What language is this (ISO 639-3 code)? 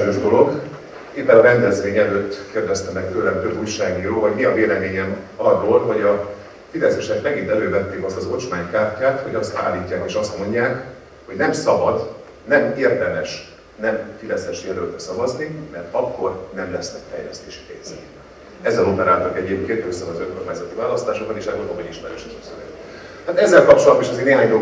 hun